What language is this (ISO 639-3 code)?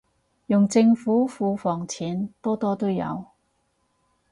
yue